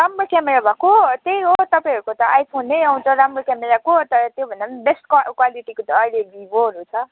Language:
Nepali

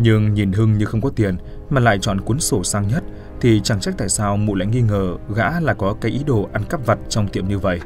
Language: Vietnamese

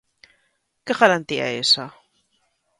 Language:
Galician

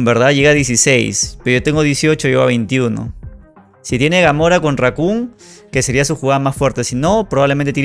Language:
Spanish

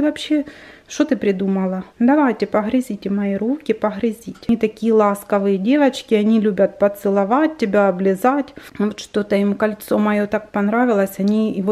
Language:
Russian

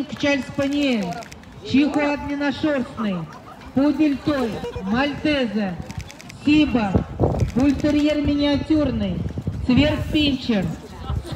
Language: Russian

